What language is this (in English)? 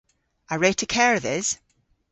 Cornish